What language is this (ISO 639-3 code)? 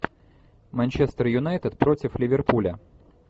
rus